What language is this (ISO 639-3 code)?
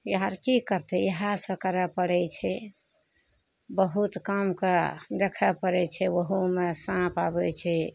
mai